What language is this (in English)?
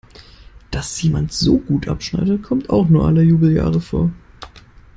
German